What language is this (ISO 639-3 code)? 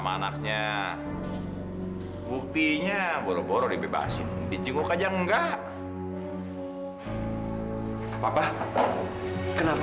ind